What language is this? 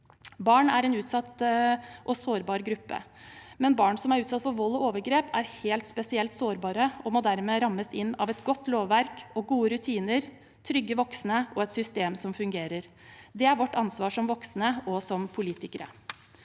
Norwegian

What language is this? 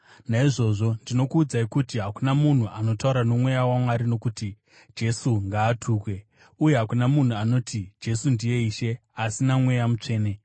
Shona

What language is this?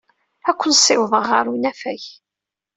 Kabyle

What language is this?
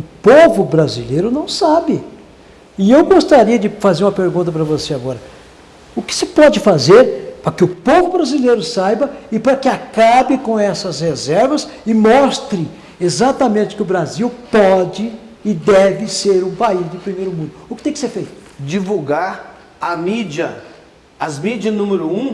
Portuguese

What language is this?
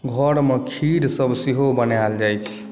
Maithili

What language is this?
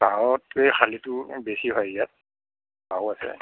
Assamese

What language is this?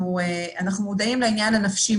Hebrew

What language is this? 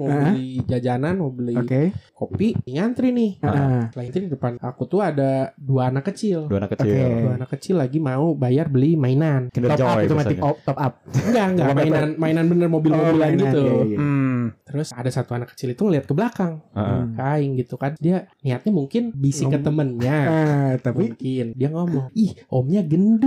Indonesian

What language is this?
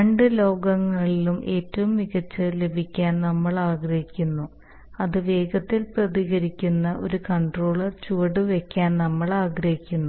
Malayalam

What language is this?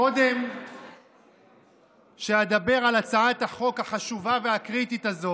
Hebrew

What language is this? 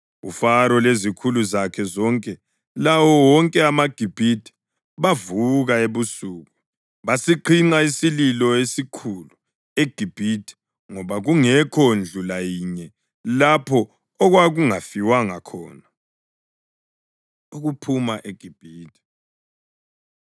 North Ndebele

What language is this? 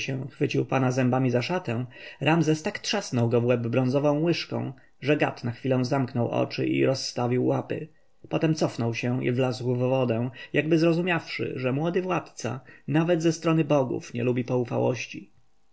Polish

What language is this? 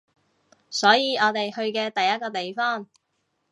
Cantonese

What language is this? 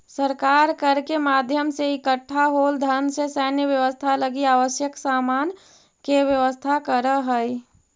Magahi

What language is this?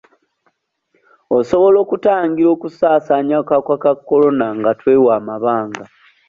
Ganda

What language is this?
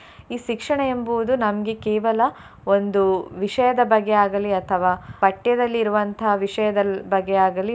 Kannada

